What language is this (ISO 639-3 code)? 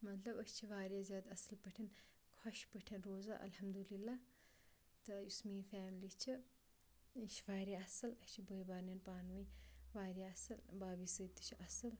kas